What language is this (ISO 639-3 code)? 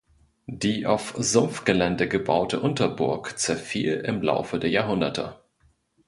deu